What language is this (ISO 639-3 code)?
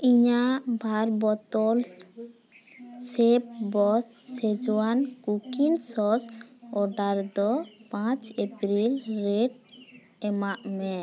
sat